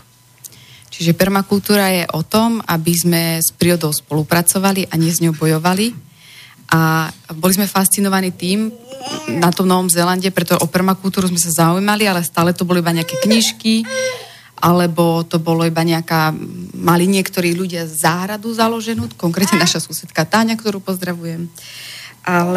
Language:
Slovak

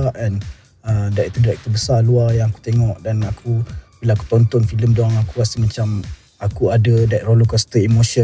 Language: Malay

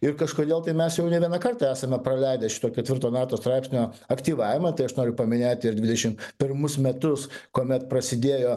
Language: Lithuanian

